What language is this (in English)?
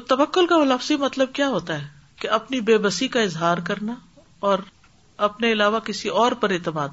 Urdu